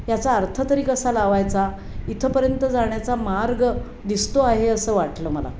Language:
Marathi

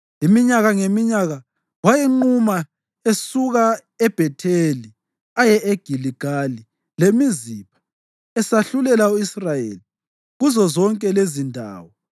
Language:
North Ndebele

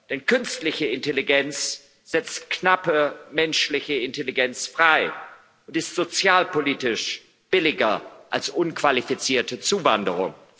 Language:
German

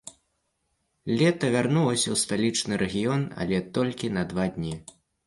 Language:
Belarusian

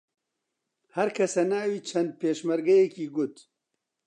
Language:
Central Kurdish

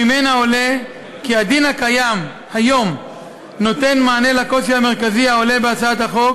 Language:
Hebrew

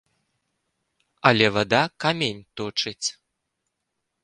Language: Belarusian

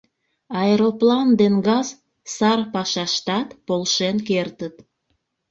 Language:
Mari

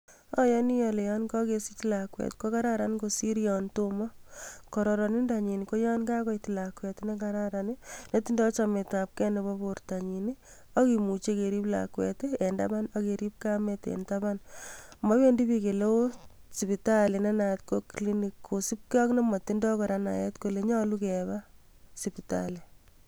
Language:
Kalenjin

